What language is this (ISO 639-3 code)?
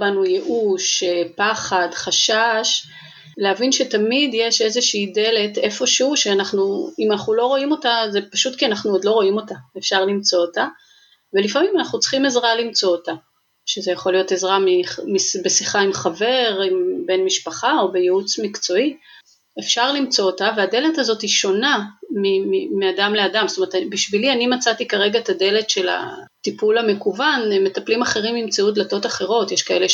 heb